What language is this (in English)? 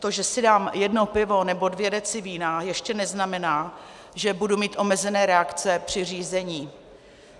Czech